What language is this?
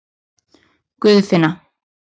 Icelandic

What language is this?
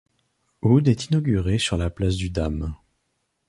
French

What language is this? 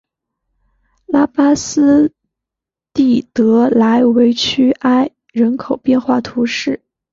Chinese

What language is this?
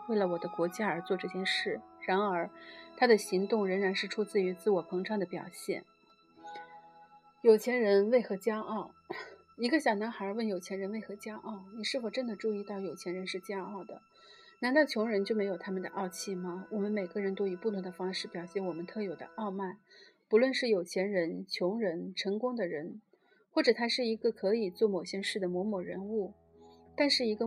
Chinese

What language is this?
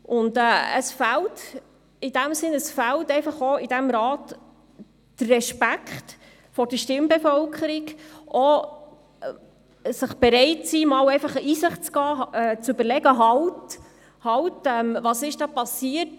Swiss German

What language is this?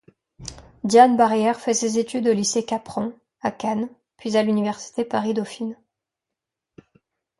French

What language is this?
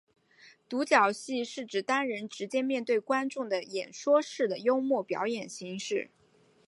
Chinese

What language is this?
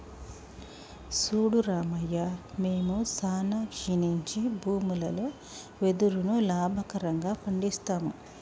Telugu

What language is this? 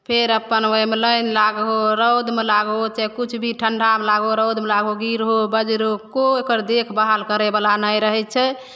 Maithili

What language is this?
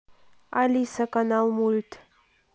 Russian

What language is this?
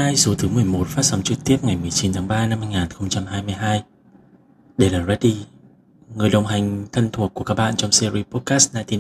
Vietnamese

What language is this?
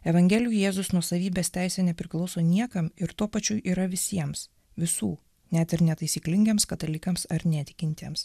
Lithuanian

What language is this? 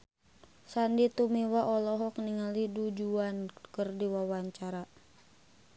Sundanese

